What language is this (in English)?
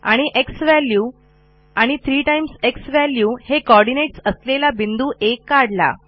Marathi